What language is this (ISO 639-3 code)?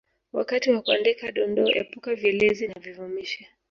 swa